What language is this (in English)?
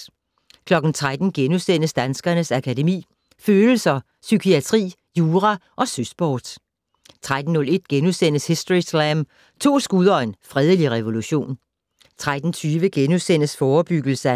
Danish